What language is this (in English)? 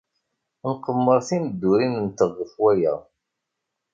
Kabyle